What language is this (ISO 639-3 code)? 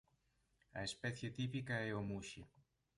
glg